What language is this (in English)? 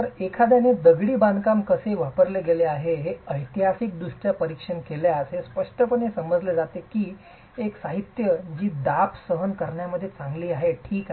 Marathi